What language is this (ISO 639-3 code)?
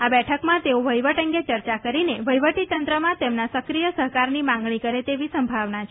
guj